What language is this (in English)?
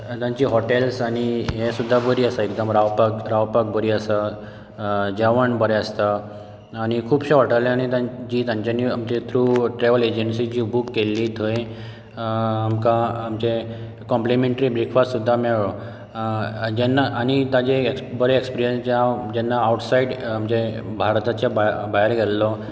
Konkani